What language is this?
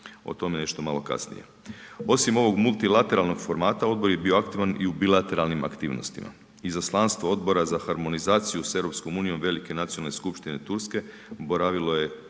Croatian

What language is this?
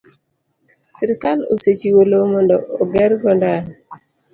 Luo (Kenya and Tanzania)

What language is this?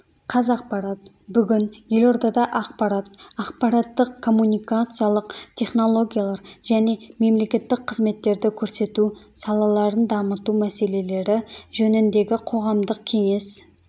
Kazakh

